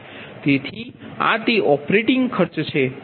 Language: Gujarati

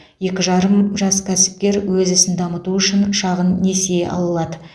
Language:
Kazakh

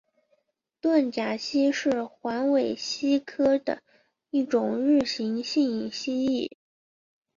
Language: Chinese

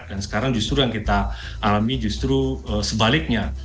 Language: Indonesian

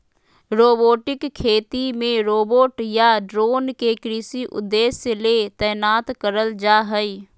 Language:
Magahi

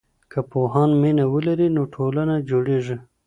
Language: Pashto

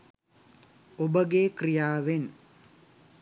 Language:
Sinhala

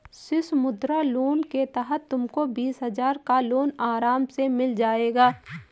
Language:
Hindi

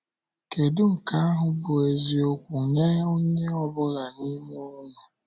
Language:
Igbo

